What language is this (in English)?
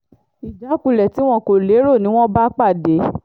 Yoruba